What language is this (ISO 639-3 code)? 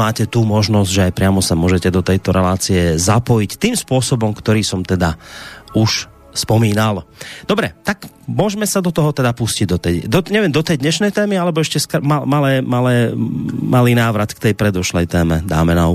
slk